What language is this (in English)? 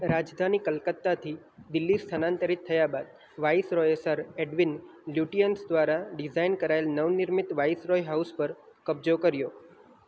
Gujarati